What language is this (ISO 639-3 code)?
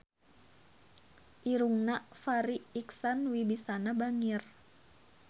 sun